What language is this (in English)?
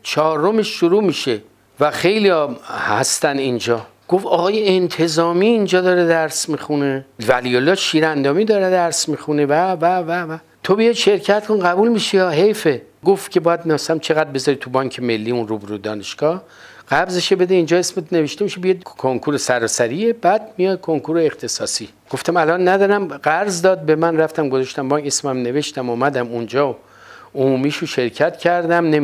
Persian